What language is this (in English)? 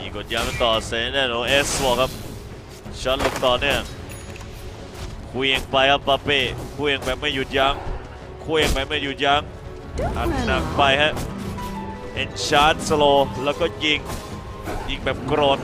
Thai